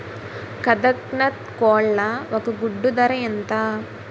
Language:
Telugu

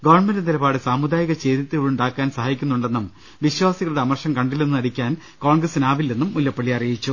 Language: Malayalam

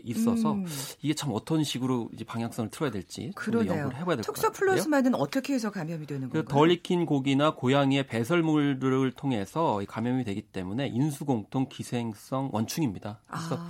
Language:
Korean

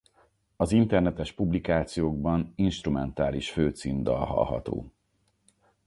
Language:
Hungarian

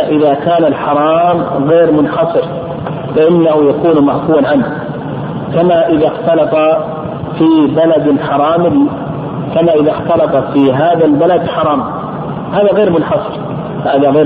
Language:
Arabic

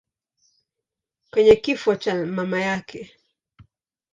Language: Swahili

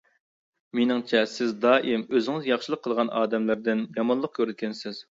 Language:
Uyghur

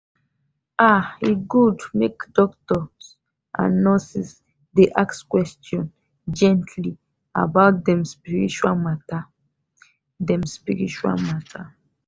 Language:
Nigerian Pidgin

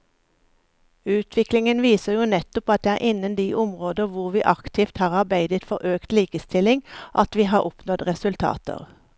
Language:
Norwegian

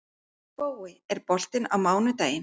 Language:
Icelandic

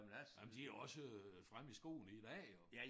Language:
Danish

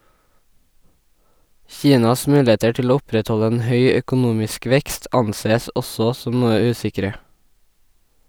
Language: Norwegian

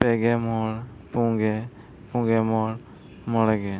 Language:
Santali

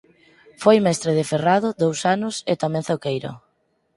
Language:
Galician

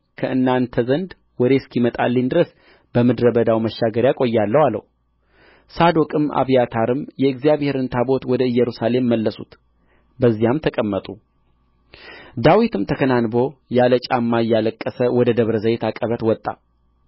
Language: Amharic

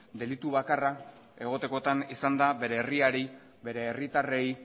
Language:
Basque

